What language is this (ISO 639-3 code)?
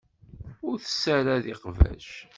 kab